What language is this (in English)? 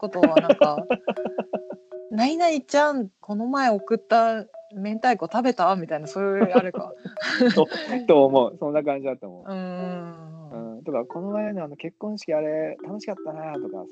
Japanese